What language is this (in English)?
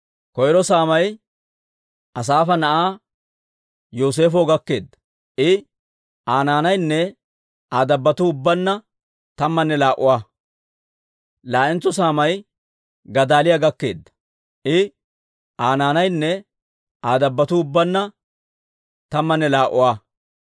Dawro